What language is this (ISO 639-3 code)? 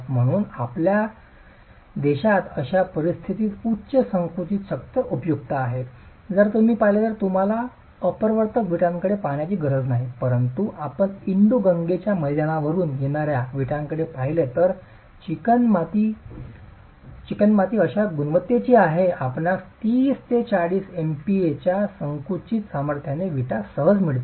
mar